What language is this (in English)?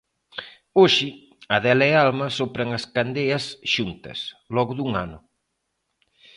Galician